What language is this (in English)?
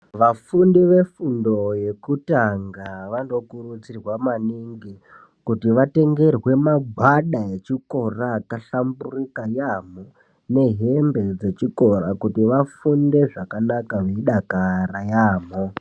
Ndau